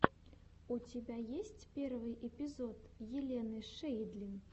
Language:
Russian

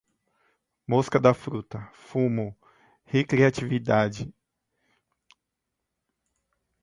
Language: Portuguese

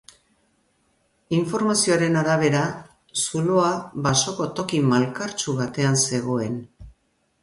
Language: Basque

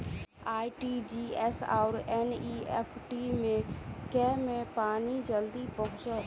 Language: Maithili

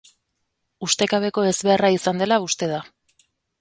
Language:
Basque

